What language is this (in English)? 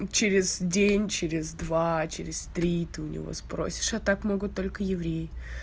Russian